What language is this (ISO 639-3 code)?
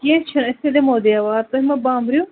kas